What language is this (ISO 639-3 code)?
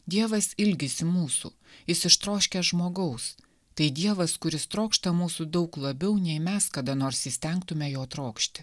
lit